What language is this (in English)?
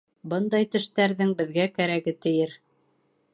Bashkir